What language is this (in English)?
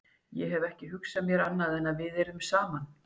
Icelandic